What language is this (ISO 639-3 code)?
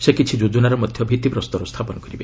ori